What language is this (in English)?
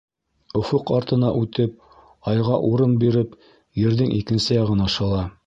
Bashkir